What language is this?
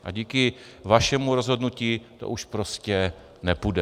Czech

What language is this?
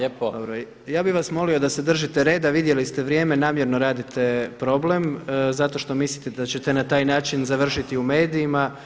Croatian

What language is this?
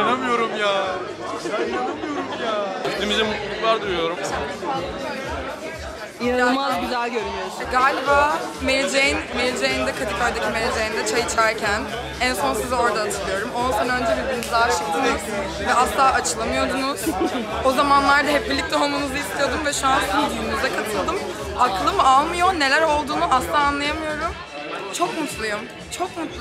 Turkish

